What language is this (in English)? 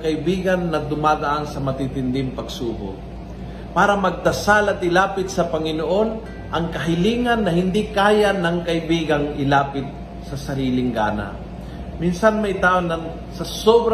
Filipino